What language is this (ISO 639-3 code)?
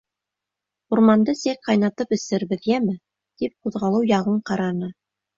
bak